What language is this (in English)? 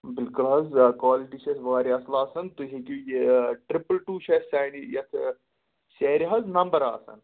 Kashmiri